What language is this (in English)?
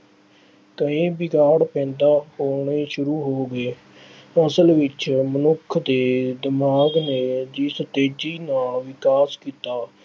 Punjabi